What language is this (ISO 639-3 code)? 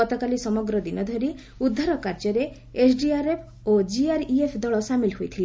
ori